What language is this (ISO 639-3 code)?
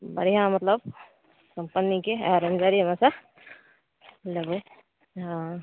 mai